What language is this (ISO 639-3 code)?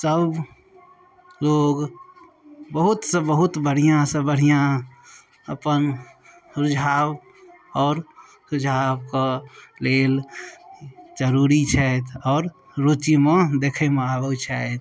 mai